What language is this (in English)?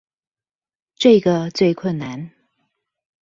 Chinese